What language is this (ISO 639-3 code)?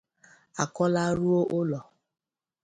ibo